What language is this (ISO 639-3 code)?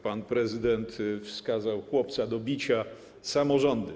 pol